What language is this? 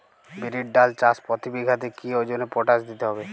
Bangla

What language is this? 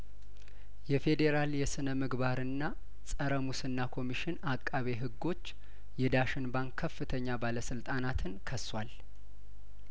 Amharic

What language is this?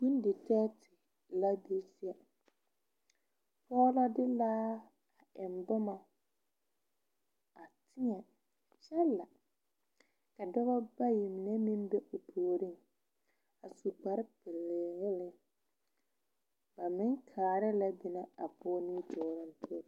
Southern Dagaare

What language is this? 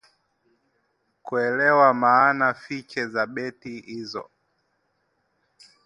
Swahili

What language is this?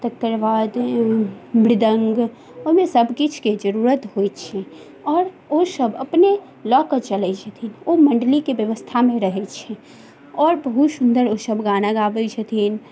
Maithili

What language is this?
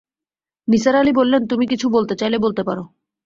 Bangla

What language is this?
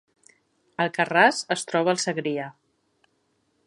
Catalan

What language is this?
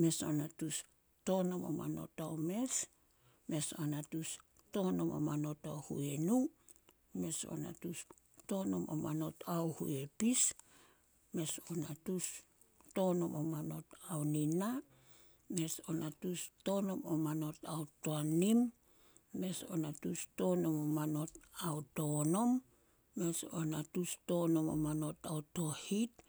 Solos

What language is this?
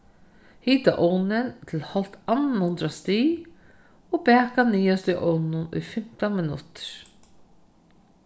Faroese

